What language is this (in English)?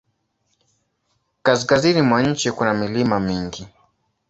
Swahili